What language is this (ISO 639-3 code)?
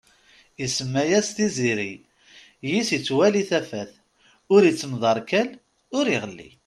kab